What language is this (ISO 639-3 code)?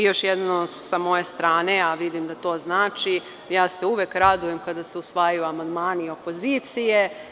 srp